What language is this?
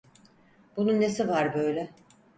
Turkish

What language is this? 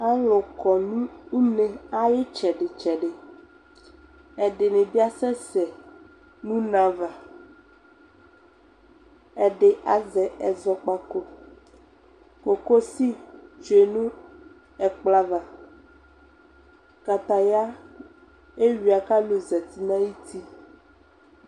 Ikposo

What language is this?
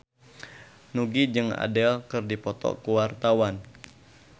Sundanese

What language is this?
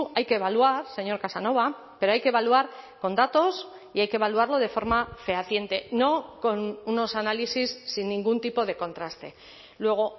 Spanish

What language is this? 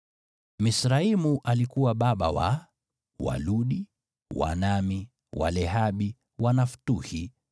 Swahili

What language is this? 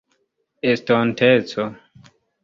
Esperanto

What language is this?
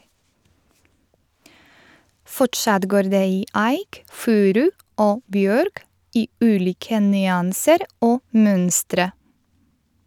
Norwegian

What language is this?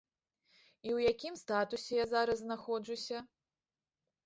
Belarusian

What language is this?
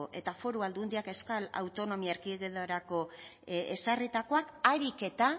Basque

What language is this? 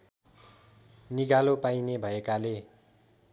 Nepali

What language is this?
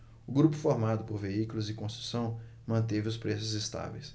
Portuguese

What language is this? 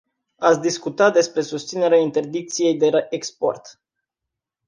Romanian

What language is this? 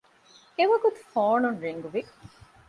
Divehi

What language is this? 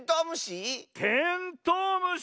Japanese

